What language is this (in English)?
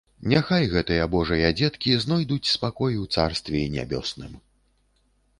Belarusian